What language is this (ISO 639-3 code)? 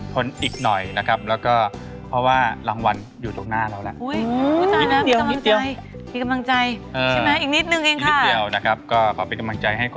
tha